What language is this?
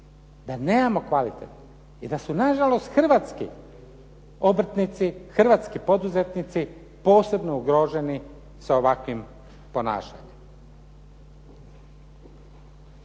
Croatian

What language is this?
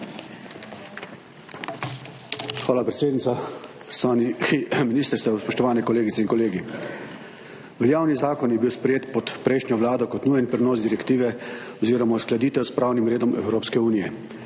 Slovenian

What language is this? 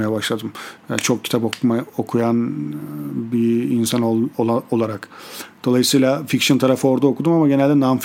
Turkish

